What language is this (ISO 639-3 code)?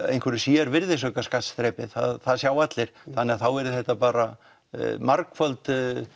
isl